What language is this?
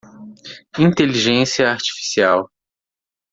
Portuguese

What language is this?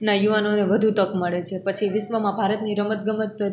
Gujarati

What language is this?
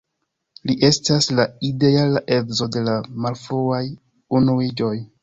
Esperanto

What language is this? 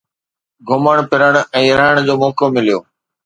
Sindhi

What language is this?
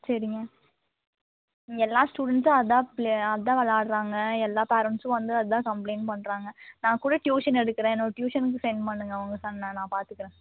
Tamil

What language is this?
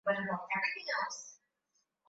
Swahili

